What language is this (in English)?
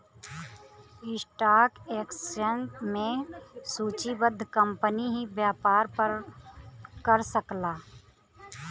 Bhojpuri